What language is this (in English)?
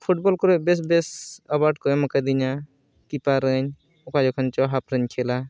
Santali